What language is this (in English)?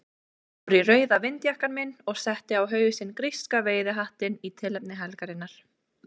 Icelandic